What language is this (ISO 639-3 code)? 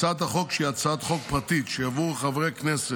heb